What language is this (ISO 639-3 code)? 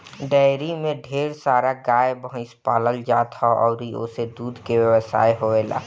bho